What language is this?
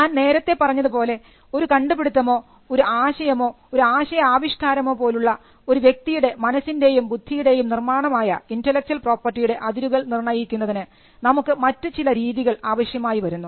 Malayalam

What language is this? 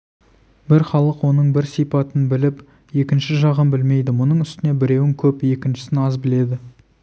Kazakh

